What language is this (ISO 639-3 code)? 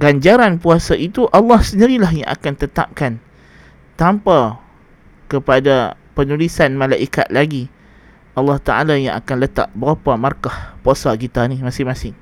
msa